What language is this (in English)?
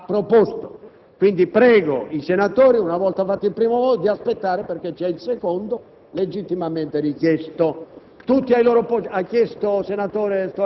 Italian